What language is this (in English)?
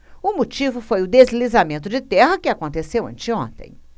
Portuguese